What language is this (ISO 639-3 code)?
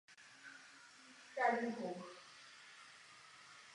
ces